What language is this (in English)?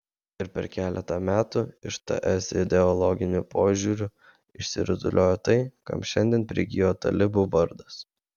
Lithuanian